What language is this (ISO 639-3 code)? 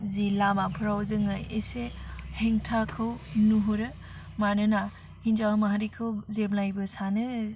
brx